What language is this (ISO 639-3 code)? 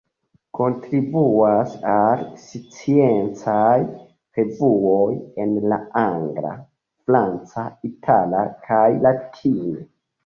epo